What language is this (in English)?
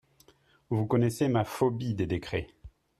French